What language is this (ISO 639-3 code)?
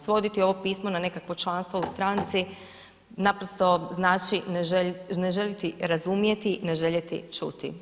hrv